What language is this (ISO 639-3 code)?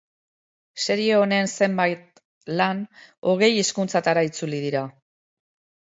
eus